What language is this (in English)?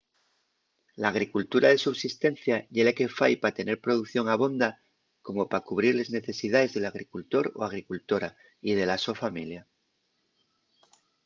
Asturian